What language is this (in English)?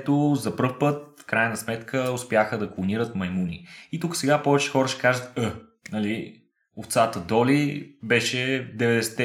Bulgarian